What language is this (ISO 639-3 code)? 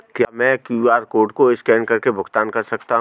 hin